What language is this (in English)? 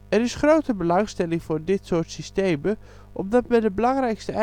Dutch